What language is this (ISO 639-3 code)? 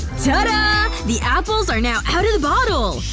eng